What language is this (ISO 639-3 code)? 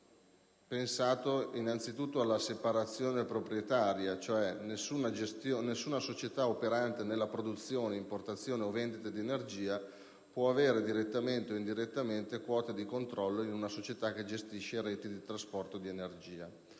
ita